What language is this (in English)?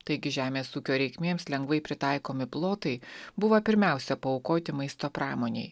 Lithuanian